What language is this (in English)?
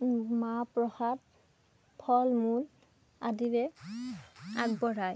Assamese